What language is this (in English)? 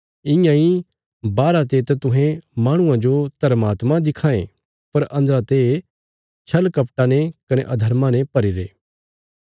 Bilaspuri